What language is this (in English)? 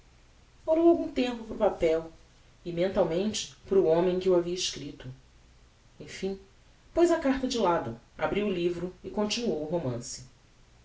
Portuguese